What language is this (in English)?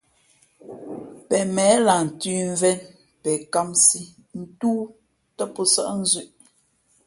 Fe'fe'